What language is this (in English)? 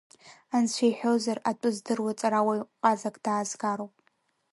Abkhazian